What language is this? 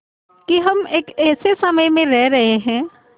Hindi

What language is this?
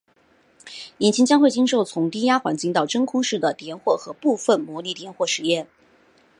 Chinese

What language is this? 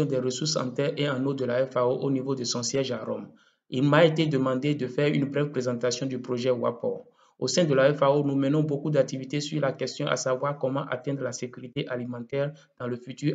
French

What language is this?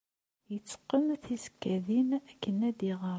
Kabyle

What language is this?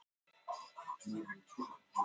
Icelandic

